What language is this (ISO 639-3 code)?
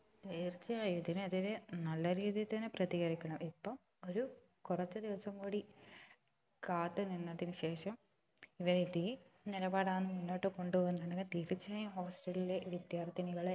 mal